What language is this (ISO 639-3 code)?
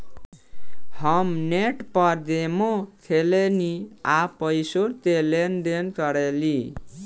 bho